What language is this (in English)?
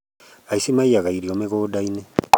Kikuyu